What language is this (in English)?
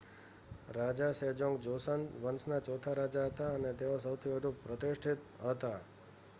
Gujarati